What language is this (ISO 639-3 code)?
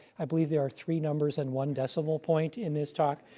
eng